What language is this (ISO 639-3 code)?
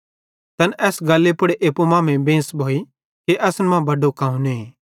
bhd